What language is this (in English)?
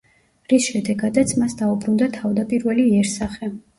Georgian